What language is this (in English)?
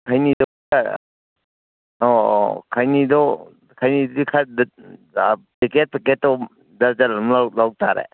Manipuri